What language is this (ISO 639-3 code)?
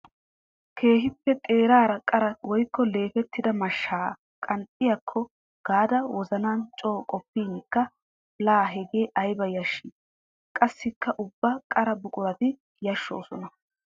wal